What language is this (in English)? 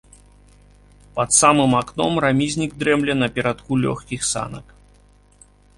Belarusian